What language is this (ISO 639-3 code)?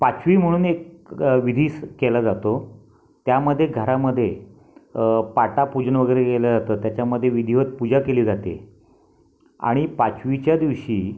mar